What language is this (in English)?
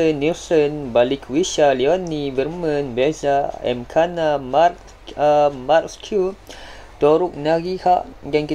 Malay